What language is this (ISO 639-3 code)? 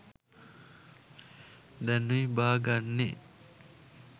sin